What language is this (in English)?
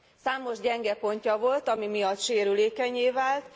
Hungarian